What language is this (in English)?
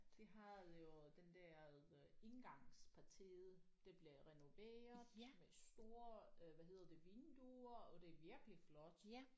Danish